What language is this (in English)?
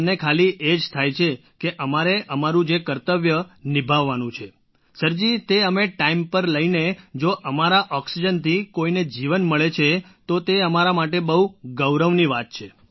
Gujarati